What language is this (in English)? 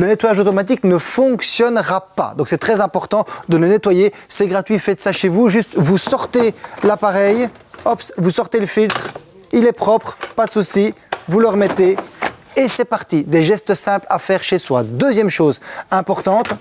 French